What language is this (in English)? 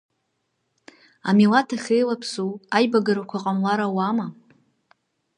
Abkhazian